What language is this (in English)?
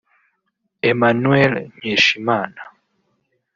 Kinyarwanda